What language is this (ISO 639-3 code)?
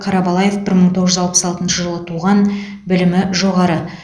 kaz